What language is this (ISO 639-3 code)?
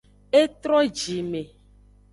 ajg